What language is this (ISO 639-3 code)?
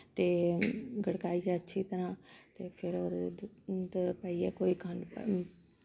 doi